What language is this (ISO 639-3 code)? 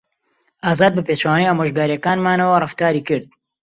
ckb